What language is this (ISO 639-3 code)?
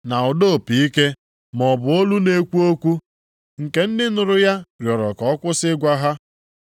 ibo